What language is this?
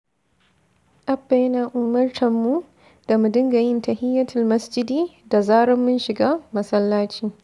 Hausa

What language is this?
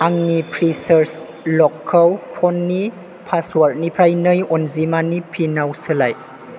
Bodo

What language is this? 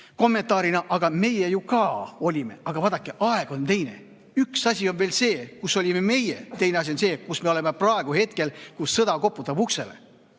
Estonian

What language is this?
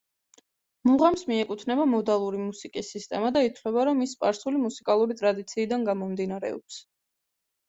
Georgian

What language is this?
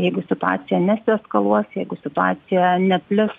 Lithuanian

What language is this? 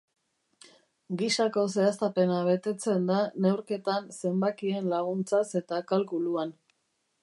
Basque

